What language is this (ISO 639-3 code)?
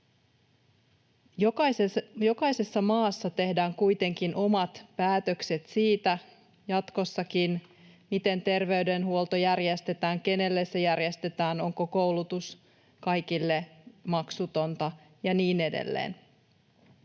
fin